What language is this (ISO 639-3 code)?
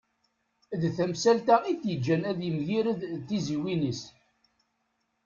kab